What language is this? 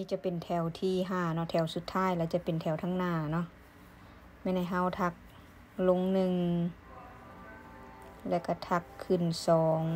Thai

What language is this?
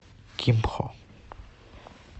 Russian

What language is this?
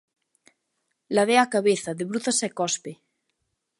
Galician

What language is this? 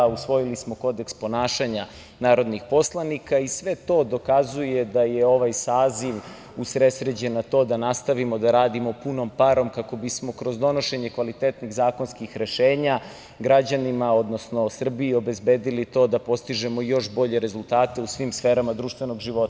Serbian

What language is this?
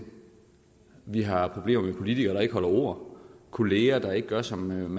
Danish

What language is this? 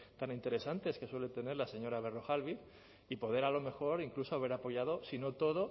Spanish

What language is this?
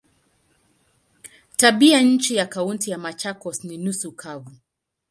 Swahili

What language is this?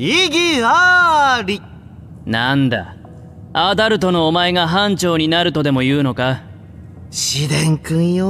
Japanese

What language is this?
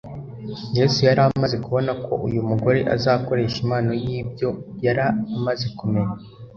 Kinyarwanda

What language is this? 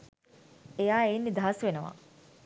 Sinhala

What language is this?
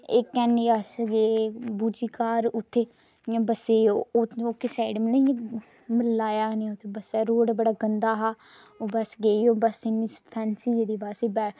Dogri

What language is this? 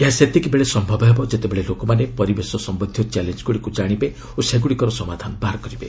Odia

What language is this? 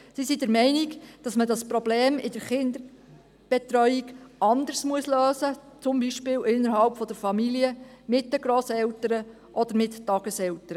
Swiss German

